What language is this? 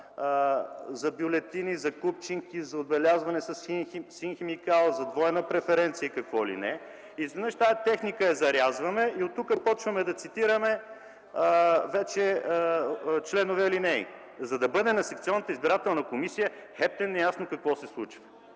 Bulgarian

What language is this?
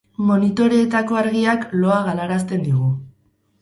Basque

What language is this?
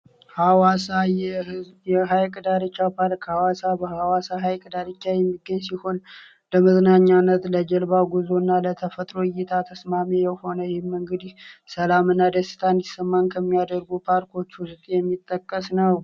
Amharic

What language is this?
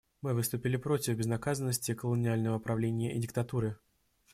Russian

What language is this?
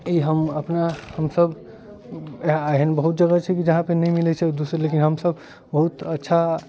Maithili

